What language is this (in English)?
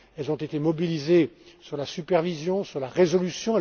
French